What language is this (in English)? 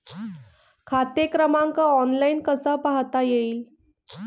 Marathi